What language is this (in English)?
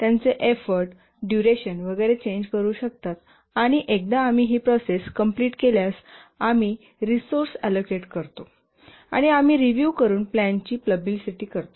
Marathi